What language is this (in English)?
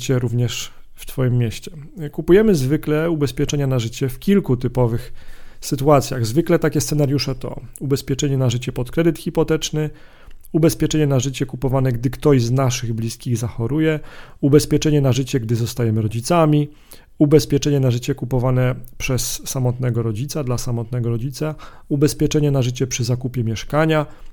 Polish